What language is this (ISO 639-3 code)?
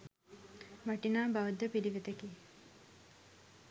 sin